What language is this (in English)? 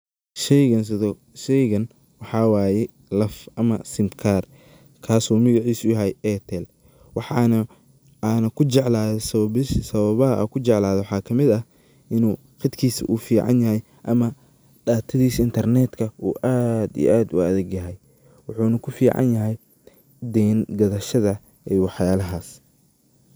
Somali